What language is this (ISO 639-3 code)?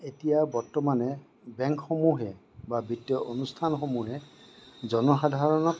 asm